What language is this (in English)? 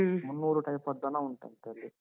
Kannada